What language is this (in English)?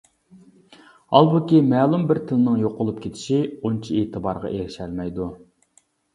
Uyghur